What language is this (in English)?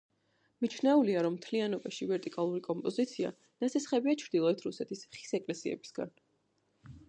Georgian